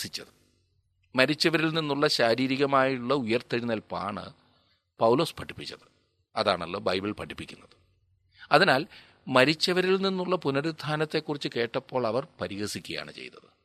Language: Malayalam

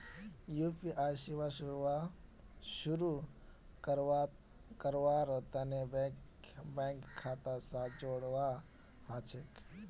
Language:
Magahi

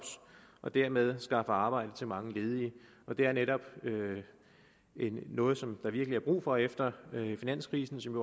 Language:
Danish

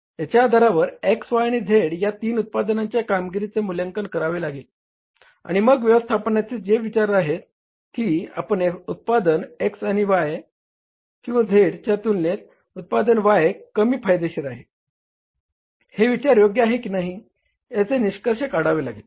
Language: Marathi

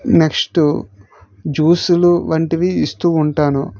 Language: Telugu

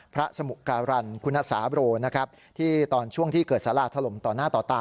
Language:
Thai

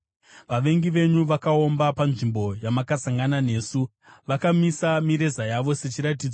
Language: Shona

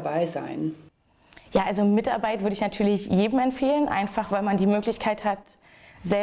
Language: German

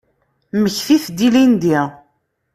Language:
Kabyle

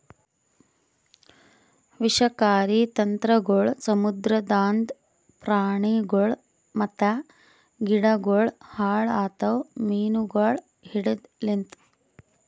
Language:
Kannada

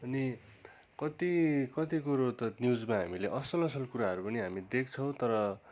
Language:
Nepali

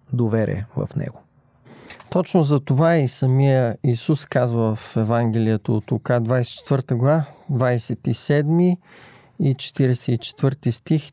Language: Bulgarian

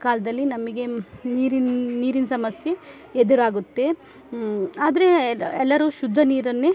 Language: Kannada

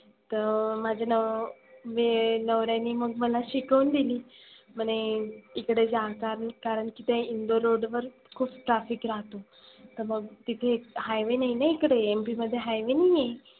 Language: Marathi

